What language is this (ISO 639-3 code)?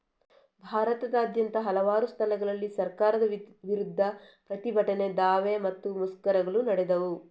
kan